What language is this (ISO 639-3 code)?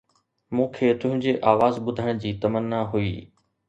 snd